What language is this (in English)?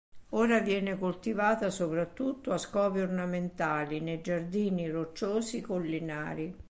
Italian